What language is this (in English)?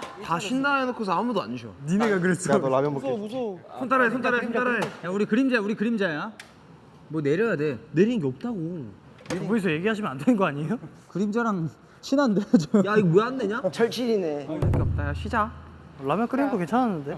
Korean